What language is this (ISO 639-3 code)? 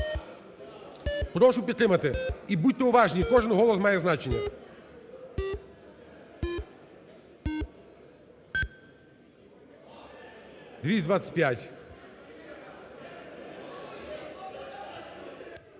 ukr